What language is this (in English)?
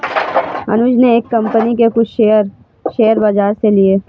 Hindi